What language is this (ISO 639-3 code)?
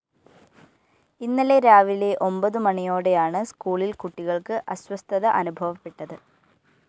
mal